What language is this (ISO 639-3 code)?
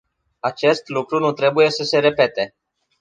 ron